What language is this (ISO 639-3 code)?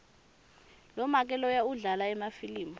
ssw